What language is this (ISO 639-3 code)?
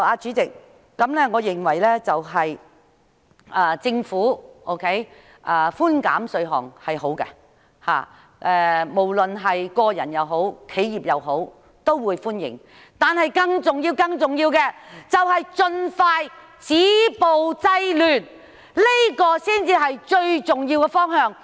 yue